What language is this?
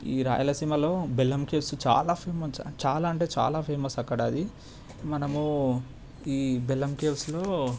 Telugu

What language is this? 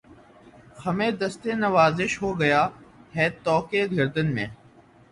Urdu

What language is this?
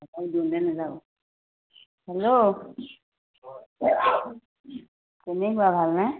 Assamese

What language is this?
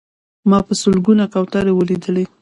Pashto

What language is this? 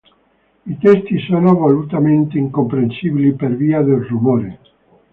Italian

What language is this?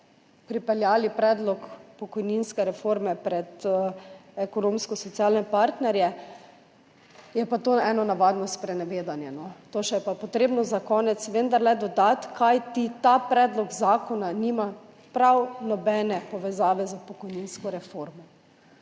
Slovenian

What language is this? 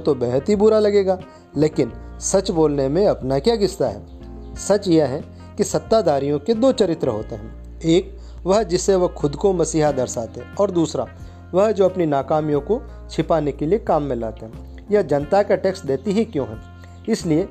Hindi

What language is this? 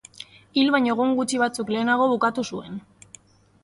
Basque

